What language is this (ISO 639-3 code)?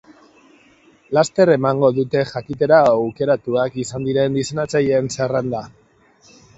eus